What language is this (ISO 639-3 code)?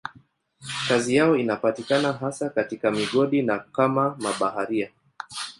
swa